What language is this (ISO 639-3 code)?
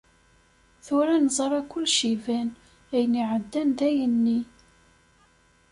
kab